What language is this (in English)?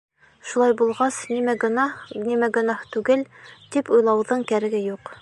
Bashkir